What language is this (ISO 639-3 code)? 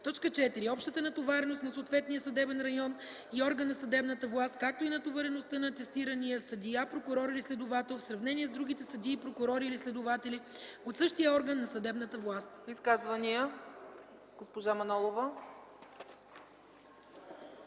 bul